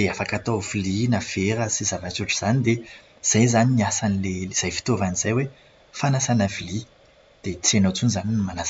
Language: Malagasy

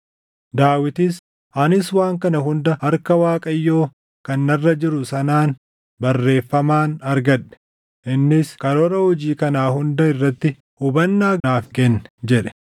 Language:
Oromo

